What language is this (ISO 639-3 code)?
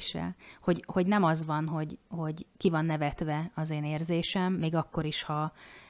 hun